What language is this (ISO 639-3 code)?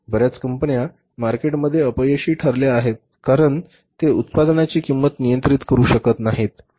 mar